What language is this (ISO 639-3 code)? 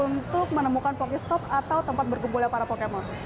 ind